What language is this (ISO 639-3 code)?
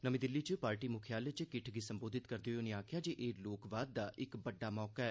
doi